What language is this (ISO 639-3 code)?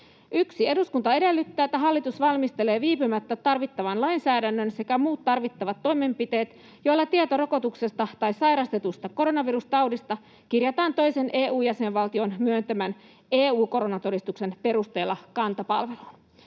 fin